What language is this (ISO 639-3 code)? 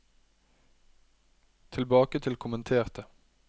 nor